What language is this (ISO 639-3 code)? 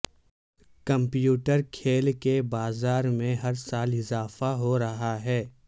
urd